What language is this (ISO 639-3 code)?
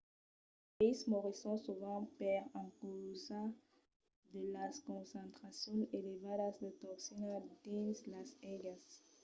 oci